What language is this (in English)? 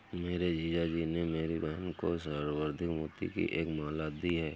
Hindi